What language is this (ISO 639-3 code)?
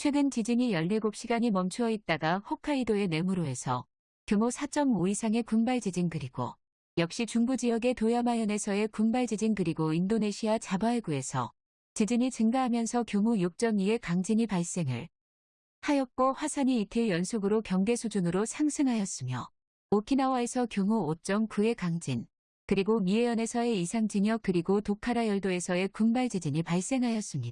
kor